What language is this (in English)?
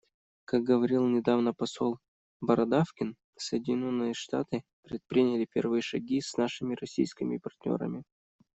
Russian